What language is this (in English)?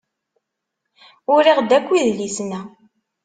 Kabyle